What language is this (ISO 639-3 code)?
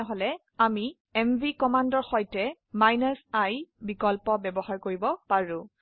asm